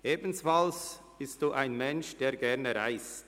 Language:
Swiss German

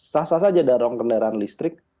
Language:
Indonesian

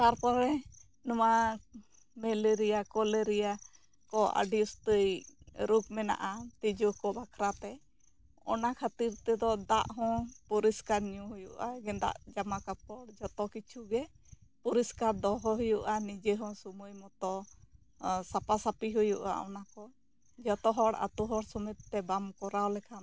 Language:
Santali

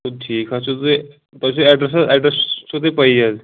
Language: Kashmiri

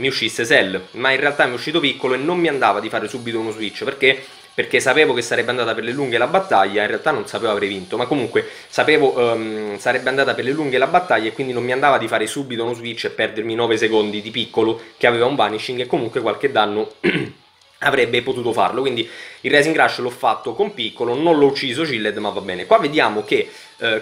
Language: Italian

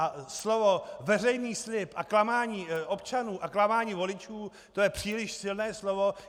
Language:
Czech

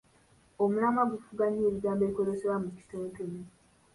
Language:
Ganda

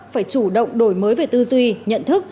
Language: Vietnamese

